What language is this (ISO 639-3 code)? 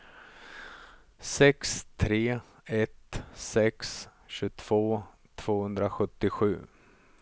swe